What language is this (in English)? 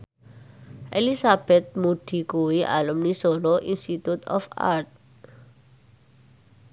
Javanese